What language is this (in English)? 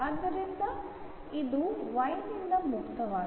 Kannada